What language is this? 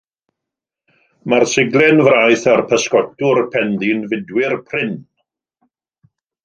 Welsh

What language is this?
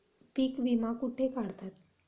Marathi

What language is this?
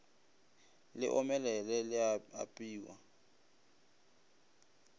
Northern Sotho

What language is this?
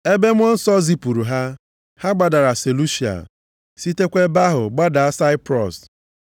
Igbo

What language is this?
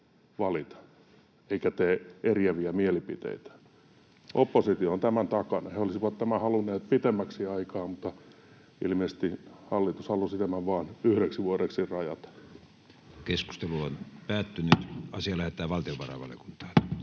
Finnish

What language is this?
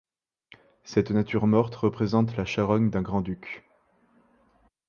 French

